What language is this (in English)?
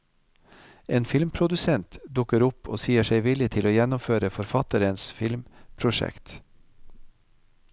Norwegian